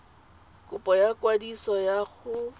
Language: Tswana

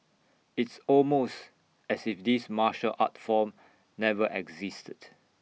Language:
English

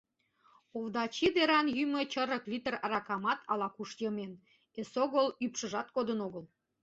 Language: Mari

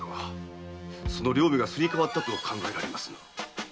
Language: Japanese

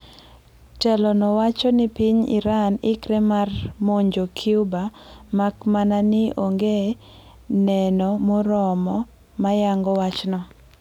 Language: Luo (Kenya and Tanzania)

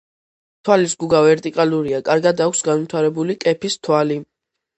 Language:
Georgian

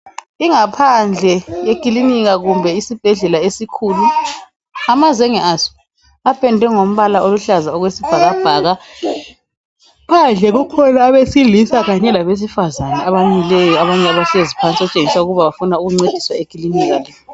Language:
North Ndebele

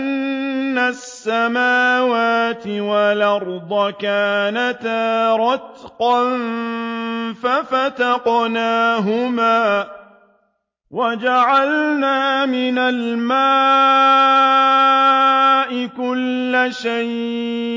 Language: Arabic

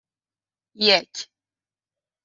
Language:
Persian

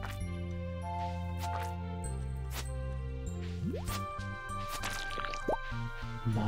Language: German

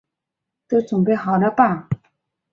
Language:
Chinese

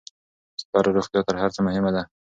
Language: Pashto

